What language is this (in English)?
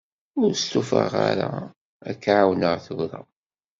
Kabyle